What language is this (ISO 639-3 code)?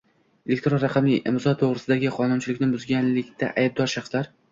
uzb